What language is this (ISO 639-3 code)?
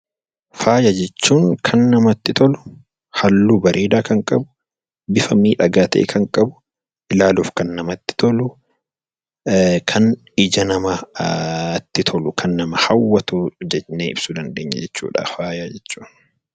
orm